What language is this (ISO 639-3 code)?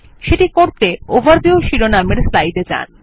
ben